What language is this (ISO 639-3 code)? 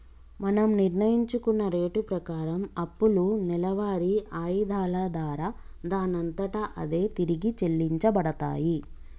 tel